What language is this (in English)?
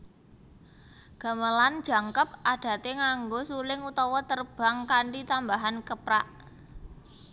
Javanese